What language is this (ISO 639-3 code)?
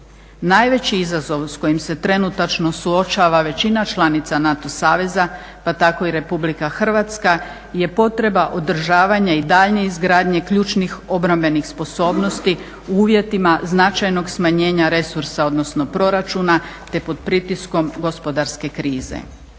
hrv